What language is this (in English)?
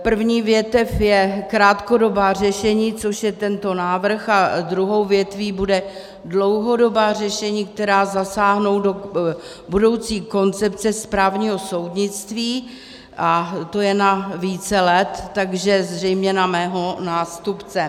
Czech